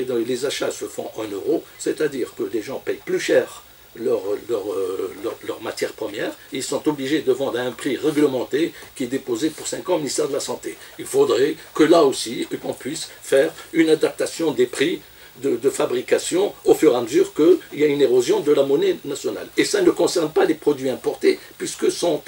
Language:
French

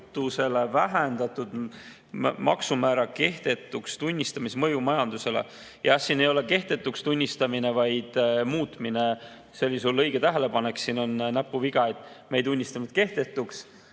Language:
Estonian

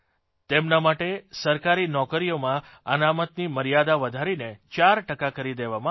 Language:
Gujarati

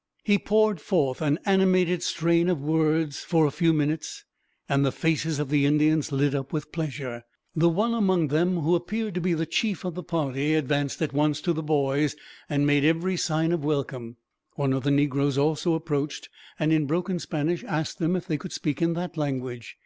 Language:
English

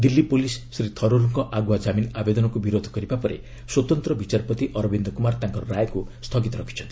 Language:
Odia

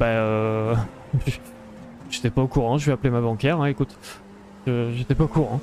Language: French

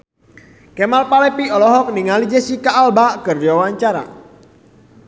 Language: Sundanese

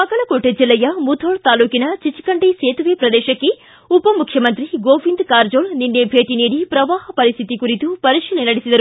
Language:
Kannada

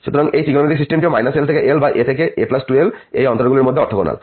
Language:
Bangla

